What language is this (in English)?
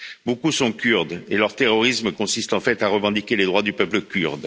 French